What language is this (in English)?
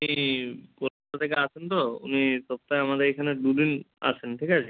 Bangla